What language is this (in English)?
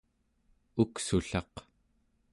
Central Yupik